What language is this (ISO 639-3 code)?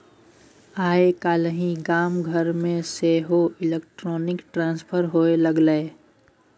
mai